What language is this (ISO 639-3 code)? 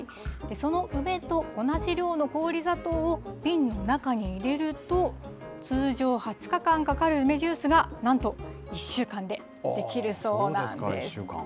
jpn